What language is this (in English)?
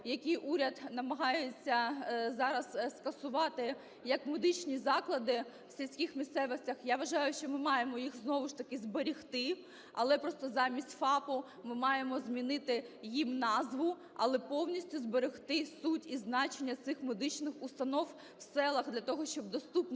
Ukrainian